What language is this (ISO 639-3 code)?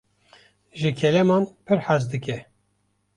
kur